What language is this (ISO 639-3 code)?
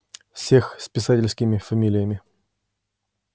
rus